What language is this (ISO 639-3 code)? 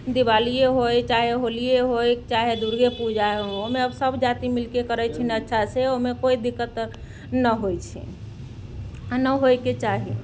mai